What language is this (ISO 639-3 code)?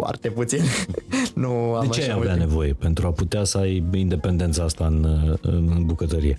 ron